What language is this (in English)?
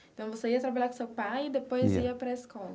Portuguese